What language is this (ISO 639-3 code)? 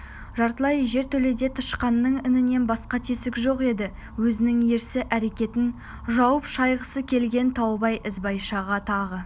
kaz